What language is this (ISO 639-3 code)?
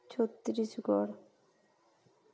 sat